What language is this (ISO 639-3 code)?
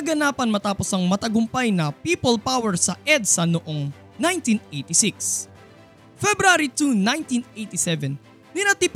fil